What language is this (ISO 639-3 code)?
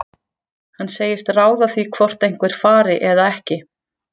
isl